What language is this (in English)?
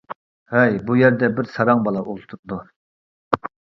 Uyghur